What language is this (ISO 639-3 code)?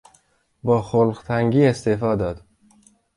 fas